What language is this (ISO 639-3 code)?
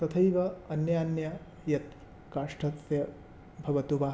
san